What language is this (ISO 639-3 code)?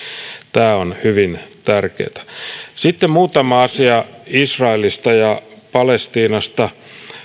fin